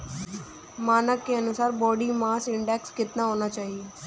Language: Hindi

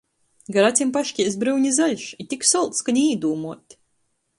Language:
Latgalian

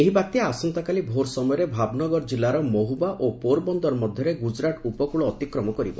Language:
Odia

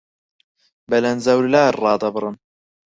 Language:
Central Kurdish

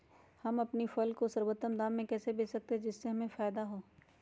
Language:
Magahi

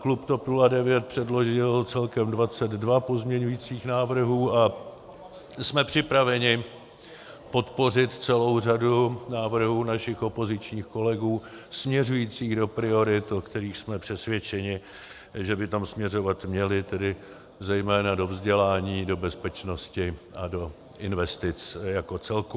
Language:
Czech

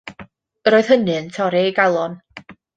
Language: Welsh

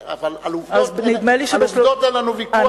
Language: Hebrew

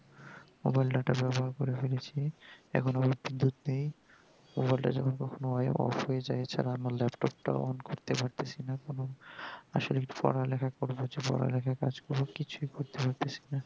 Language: Bangla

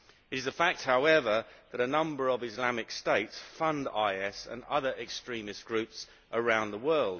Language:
English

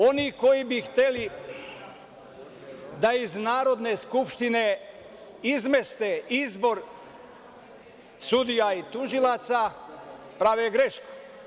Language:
Serbian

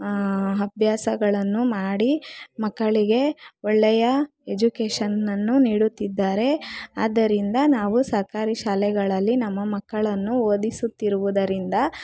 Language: Kannada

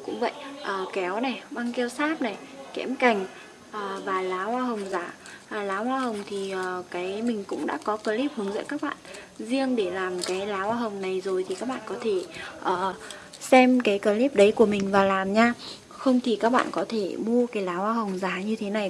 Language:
Vietnamese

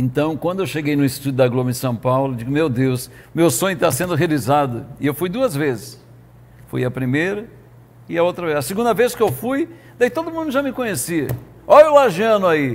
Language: Portuguese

